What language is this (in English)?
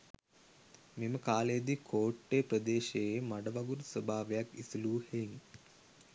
Sinhala